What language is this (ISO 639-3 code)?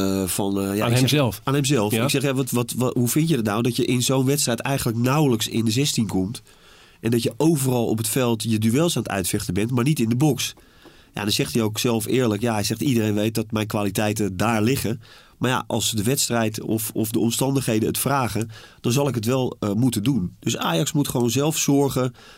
nld